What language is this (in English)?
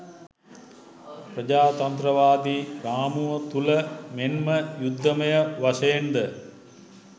Sinhala